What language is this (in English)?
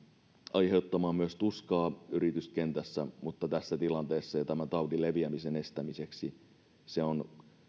Finnish